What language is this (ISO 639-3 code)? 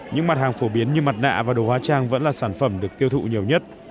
vie